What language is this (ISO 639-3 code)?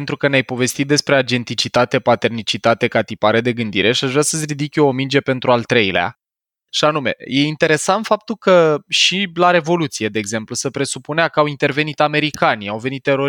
ron